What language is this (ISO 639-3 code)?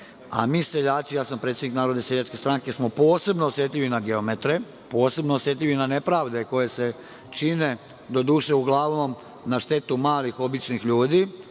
srp